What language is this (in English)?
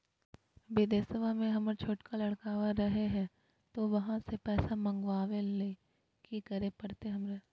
Magahi